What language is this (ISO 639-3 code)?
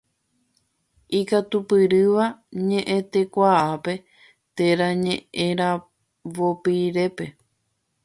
grn